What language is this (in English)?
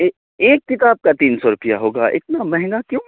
Urdu